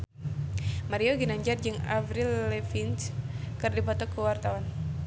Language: Sundanese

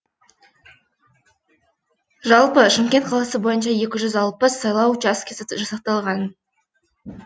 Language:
Kazakh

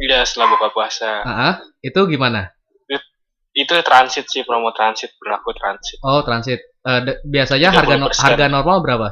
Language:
Indonesian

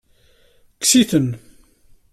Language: Kabyle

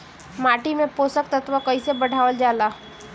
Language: Bhojpuri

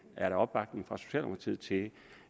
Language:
Danish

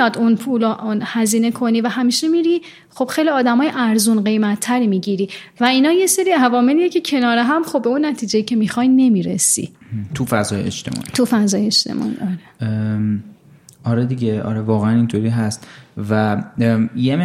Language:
Persian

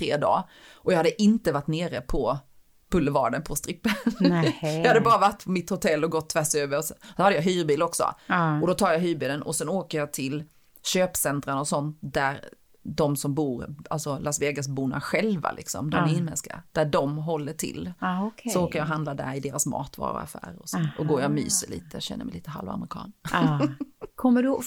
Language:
Swedish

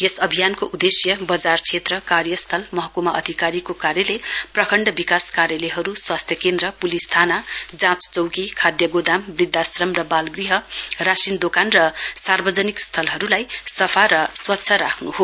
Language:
Nepali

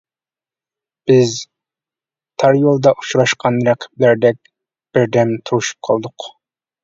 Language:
Uyghur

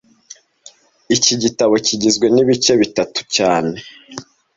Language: Kinyarwanda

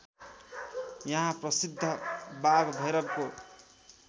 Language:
Nepali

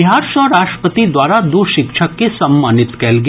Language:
Maithili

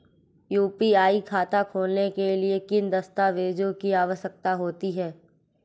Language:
Hindi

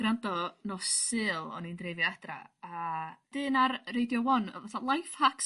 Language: Welsh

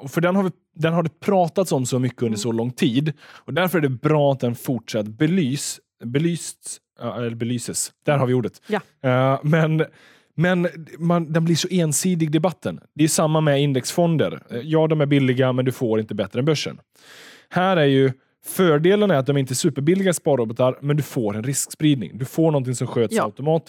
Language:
Swedish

